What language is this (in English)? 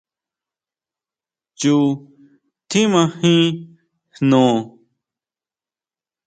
Huautla Mazatec